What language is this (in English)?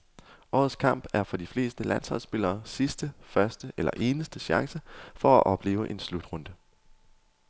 Danish